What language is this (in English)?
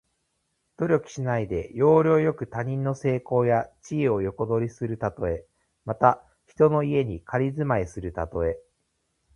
Japanese